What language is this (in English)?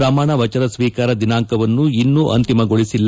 Kannada